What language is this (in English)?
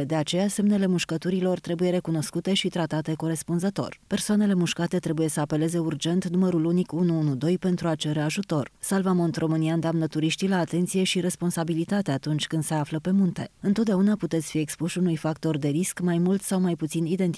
Romanian